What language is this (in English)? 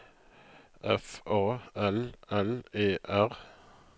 Norwegian